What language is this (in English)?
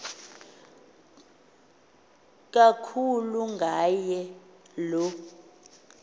Xhosa